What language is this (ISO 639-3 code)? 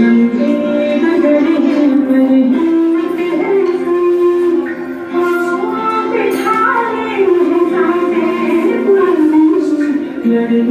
ara